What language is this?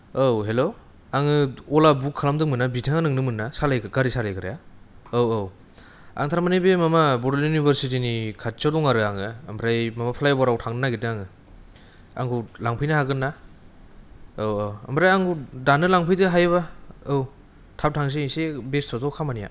Bodo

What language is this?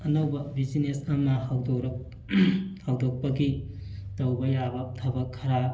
Manipuri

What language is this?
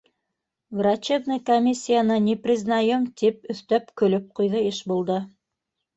Bashkir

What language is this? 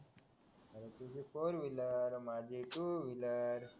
Marathi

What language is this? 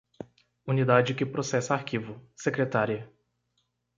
Portuguese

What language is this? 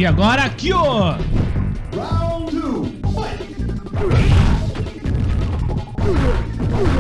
Portuguese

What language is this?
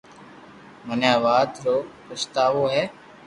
Loarki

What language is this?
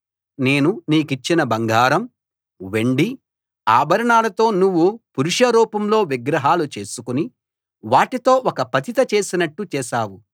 Telugu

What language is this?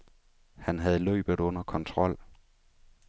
Danish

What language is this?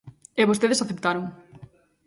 Galician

